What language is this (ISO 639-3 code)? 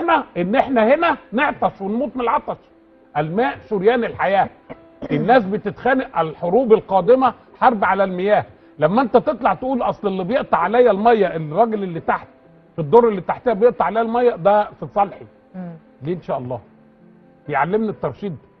ara